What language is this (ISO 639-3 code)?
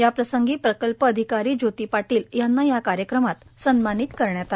mar